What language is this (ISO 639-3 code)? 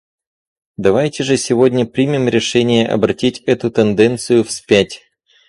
rus